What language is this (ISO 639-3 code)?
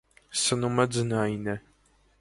hye